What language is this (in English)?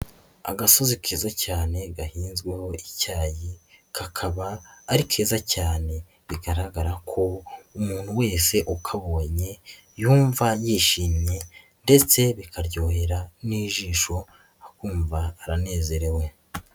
Kinyarwanda